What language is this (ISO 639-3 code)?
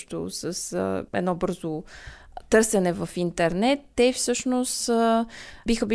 bul